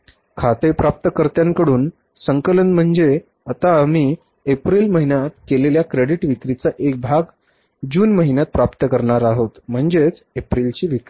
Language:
Marathi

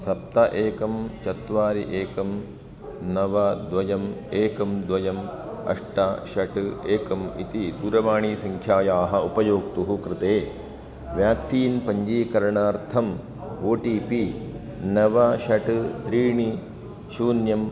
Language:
Sanskrit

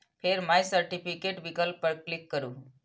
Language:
Maithili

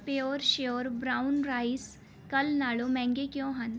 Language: Punjabi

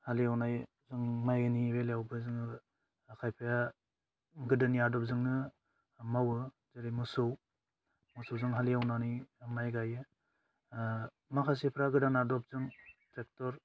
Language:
Bodo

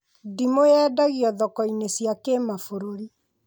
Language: Kikuyu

